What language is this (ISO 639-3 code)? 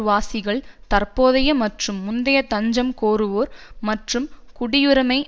tam